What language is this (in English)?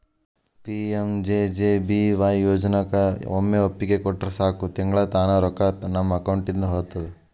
Kannada